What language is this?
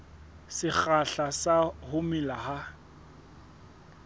Southern Sotho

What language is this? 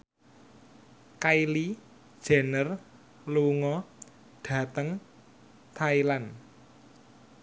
Javanese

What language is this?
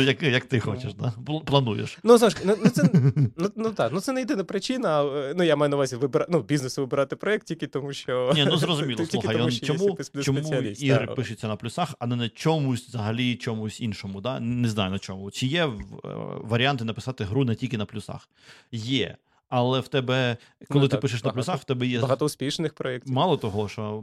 Ukrainian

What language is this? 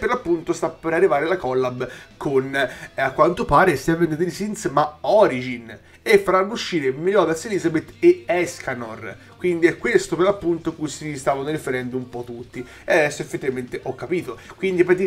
Italian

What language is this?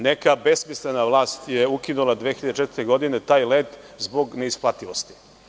Serbian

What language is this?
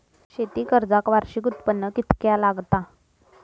Marathi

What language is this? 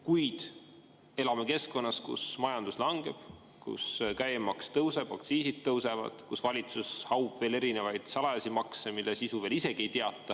Estonian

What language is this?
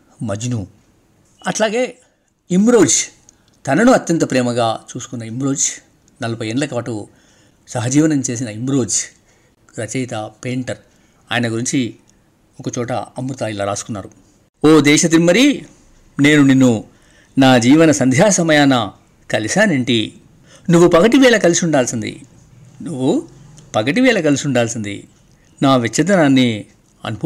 Telugu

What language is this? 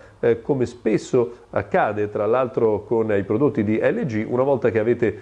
Italian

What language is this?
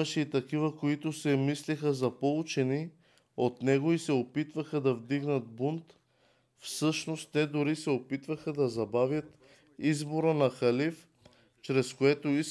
Bulgarian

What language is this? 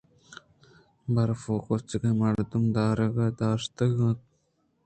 Eastern Balochi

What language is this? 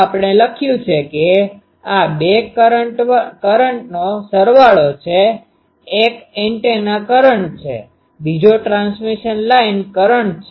Gujarati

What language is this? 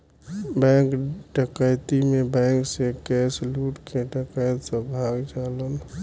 Bhojpuri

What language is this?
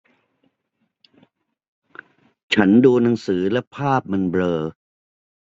Thai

